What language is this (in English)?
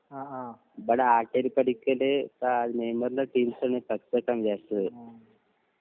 Malayalam